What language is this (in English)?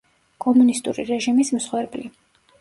Georgian